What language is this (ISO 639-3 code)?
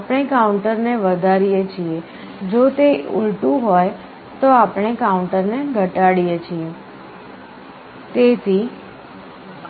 guj